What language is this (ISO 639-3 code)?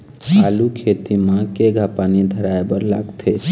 hne